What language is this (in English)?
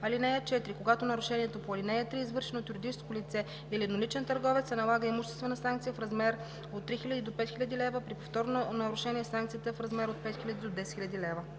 Bulgarian